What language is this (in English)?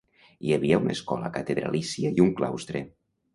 Catalan